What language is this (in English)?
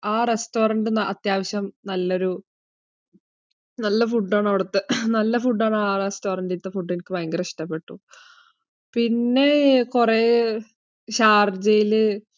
Malayalam